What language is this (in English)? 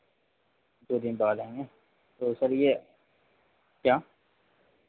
Hindi